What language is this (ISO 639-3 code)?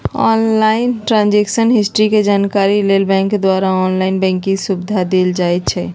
mag